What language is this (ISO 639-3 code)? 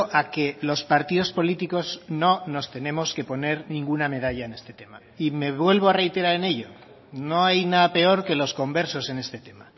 spa